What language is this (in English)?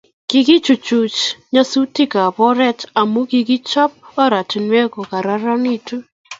Kalenjin